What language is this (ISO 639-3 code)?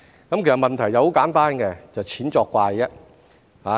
yue